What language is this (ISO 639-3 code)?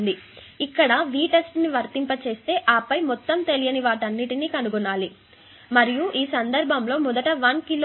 tel